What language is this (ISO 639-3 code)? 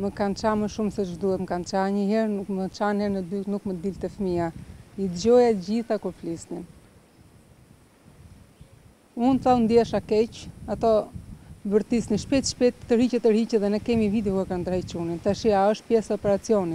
ron